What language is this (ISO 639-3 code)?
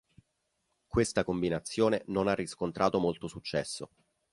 ita